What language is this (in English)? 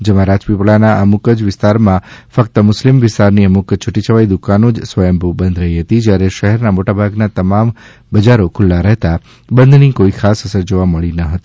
Gujarati